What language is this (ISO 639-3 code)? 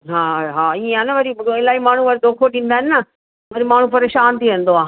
snd